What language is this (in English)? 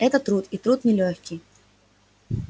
Russian